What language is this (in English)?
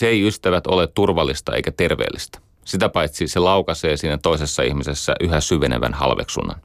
Finnish